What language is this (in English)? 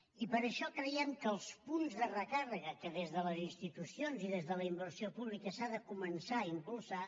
Catalan